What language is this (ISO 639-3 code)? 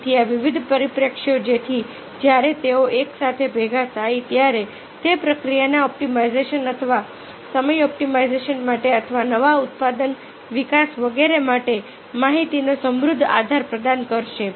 guj